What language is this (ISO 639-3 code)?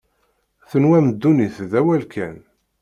kab